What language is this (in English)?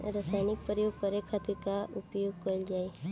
Bhojpuri